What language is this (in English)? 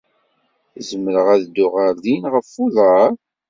Kabyle